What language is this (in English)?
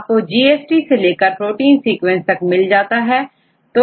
Hindi